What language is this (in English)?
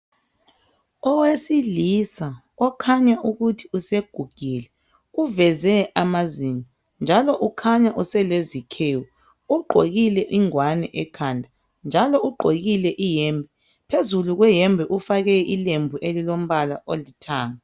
North Ndebele